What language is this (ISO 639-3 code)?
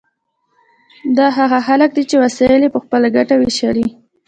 pus